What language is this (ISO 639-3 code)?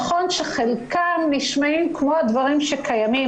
heb